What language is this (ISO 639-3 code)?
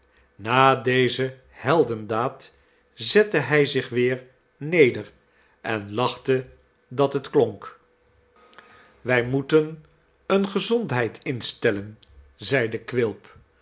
nld